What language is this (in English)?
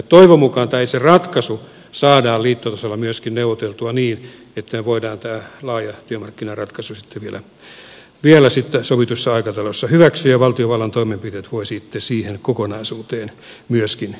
Finnish